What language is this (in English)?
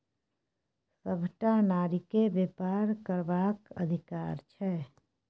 Maithili